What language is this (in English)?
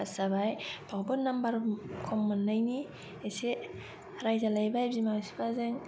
Bodo